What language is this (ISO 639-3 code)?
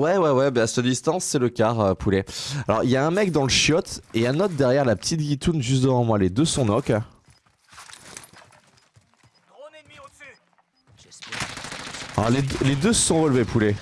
fra